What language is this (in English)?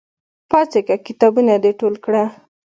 Pashto